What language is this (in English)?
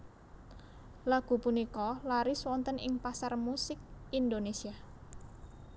Javanese